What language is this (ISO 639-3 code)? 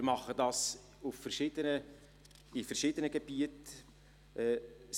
gsw